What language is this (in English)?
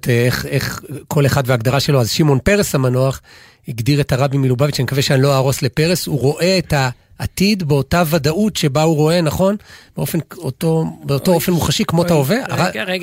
Hebrew